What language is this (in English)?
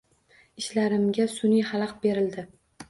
Uzbek